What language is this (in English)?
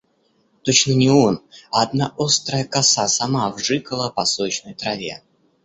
Russian